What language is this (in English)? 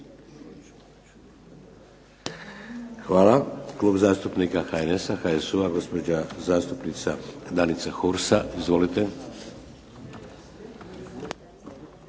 Croatian